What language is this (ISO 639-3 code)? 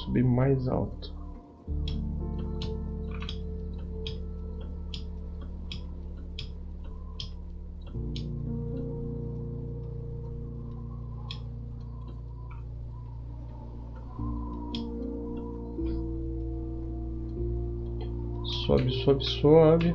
por